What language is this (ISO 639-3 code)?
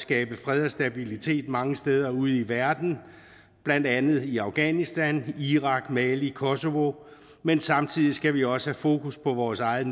dan